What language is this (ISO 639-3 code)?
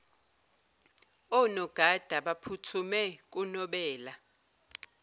zul